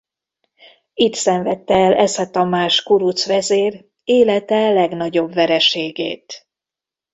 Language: Hungarian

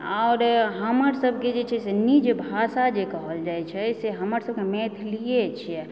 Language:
Maithili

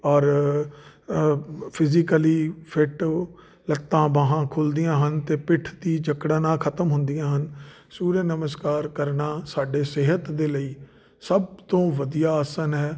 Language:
Punjabi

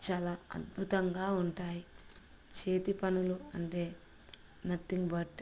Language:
Telugu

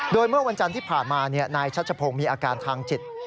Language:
Thai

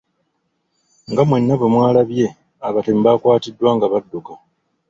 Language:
Ganda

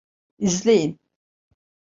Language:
Turkish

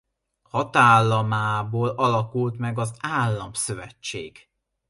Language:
Hungarian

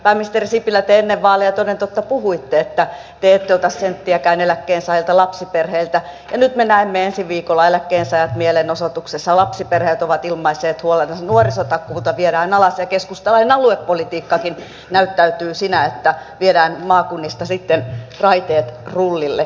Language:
Finnish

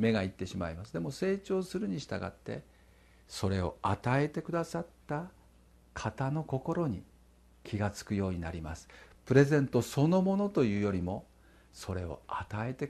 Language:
Japanese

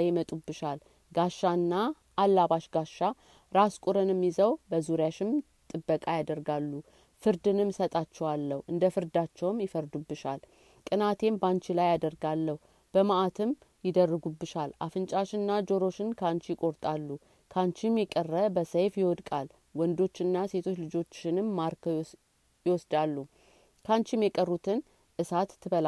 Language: Amharic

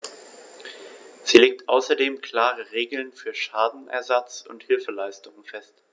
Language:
German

